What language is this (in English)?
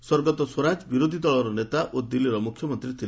Odia